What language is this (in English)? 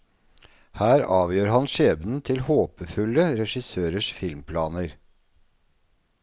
Norwegian